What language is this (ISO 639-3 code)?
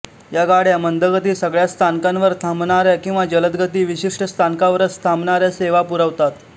mar